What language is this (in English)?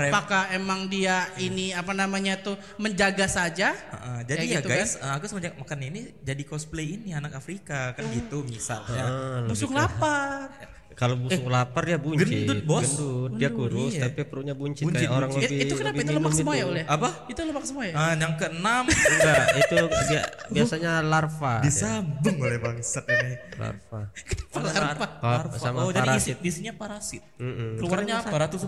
Indonesian